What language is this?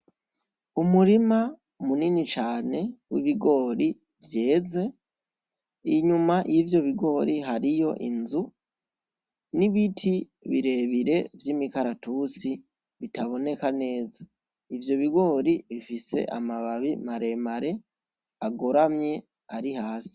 Rundi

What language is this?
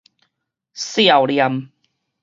Min Nan Chinese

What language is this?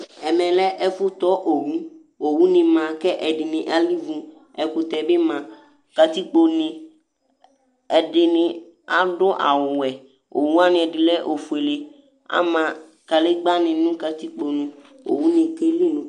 Ikposo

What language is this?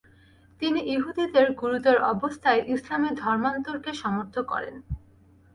Bangla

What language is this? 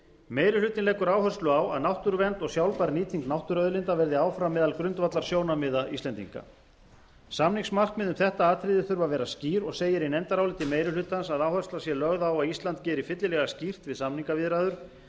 Icelandic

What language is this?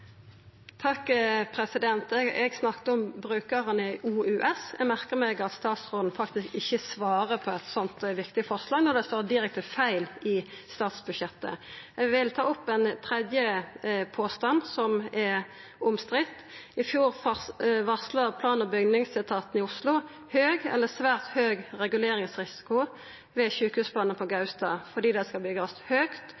Norwegian Nynorsk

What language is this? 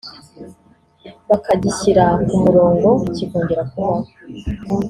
Kinyarwanda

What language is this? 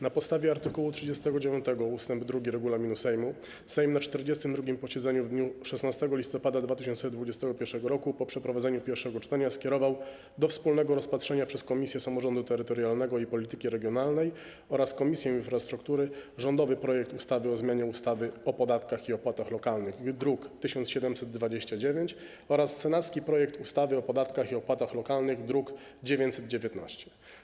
Polish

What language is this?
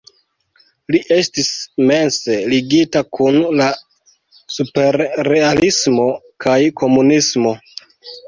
Esperanto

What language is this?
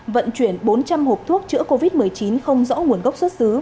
Vietnamese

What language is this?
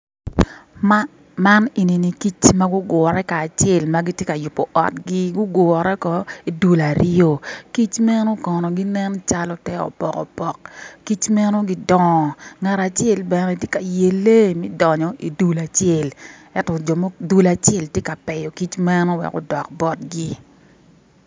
Acoli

